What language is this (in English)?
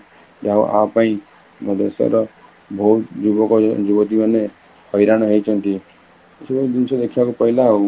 Odia